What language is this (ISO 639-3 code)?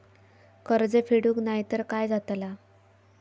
mar